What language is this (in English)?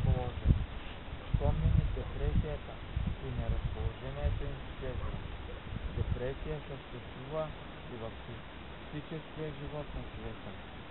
Ukrainian